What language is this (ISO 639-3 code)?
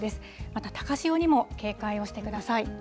jpn